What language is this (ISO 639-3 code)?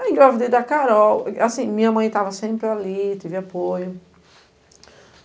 por